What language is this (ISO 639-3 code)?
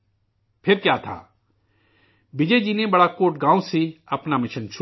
urd